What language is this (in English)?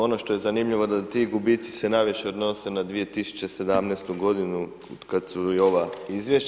Croatian